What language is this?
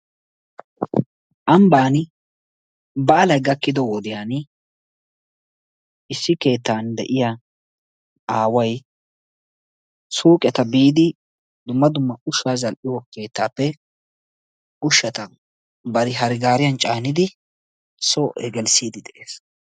Wolaytta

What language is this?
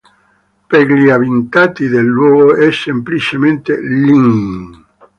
Italian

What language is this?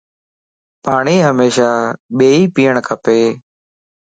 Lasi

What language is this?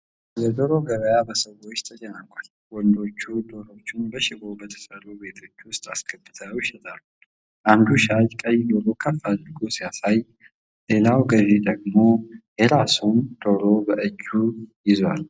Amharic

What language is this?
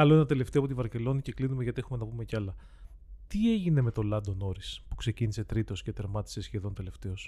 Greek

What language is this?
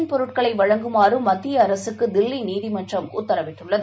Tamil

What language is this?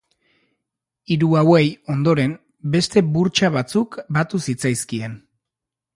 Basque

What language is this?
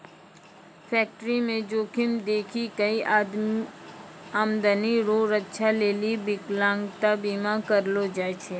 Maithili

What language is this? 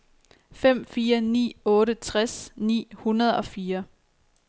Danish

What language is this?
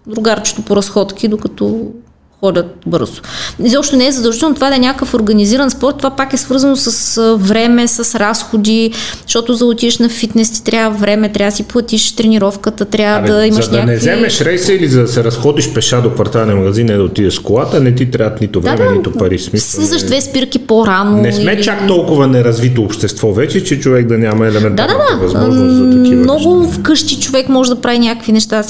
Bulgarian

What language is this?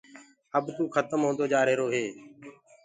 Gurgula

